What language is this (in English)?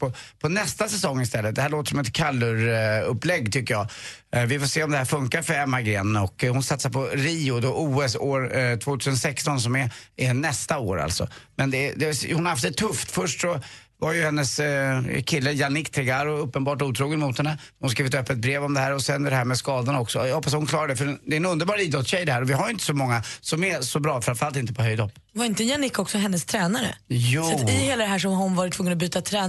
Swedish